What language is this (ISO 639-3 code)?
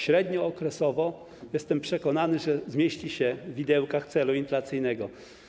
pol